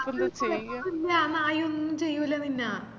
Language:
Malayalam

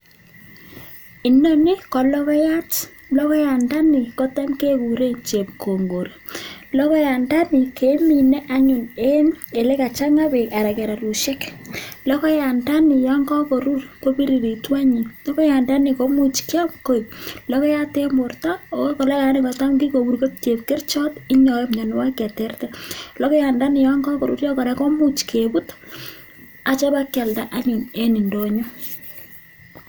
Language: Kalenjin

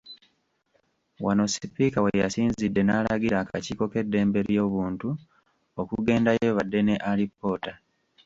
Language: Ganda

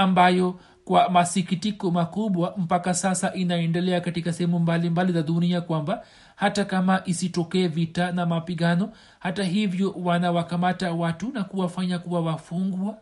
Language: Swahili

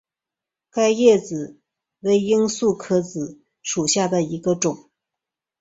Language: Chinese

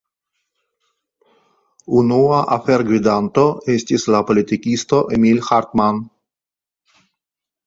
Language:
Esperanto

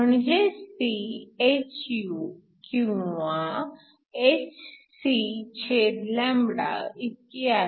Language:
Marathi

